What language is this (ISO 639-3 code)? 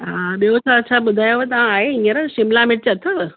snd